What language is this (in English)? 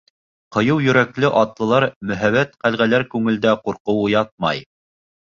Bashkir